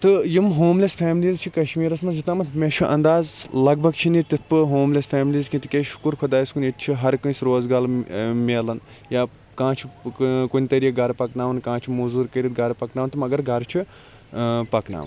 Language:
Kashmiri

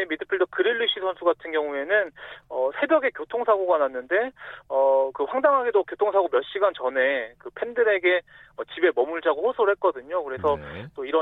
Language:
Korean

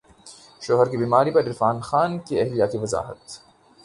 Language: Urdu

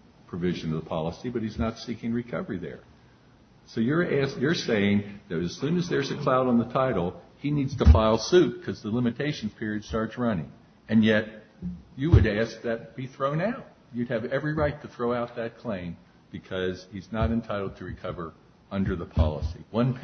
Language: English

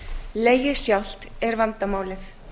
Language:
Icelandic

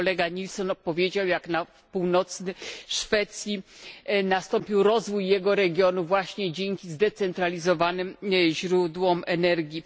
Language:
Polish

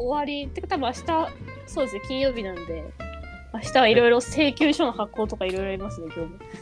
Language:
Japanese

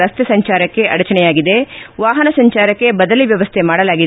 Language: Kannada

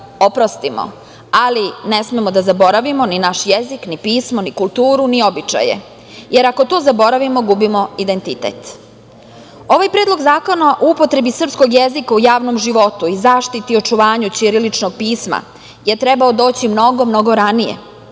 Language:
Serbian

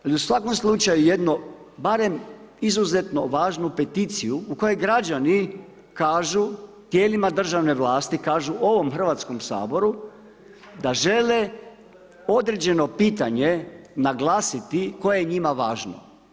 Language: Croatian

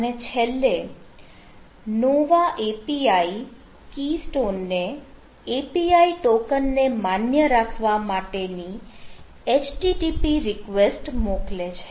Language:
Gujarati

